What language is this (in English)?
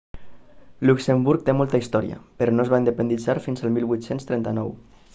Catalan